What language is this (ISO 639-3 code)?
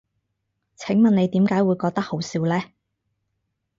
yue